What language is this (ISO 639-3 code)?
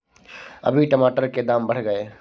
hin